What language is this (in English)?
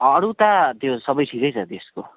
Nepali